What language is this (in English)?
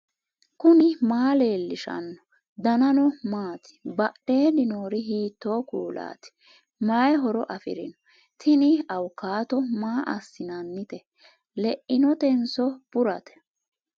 Sidamo